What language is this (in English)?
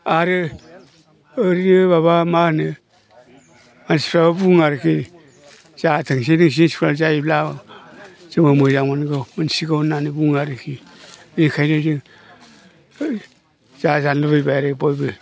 Bodo